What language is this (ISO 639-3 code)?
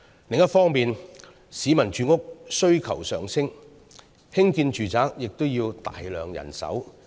yue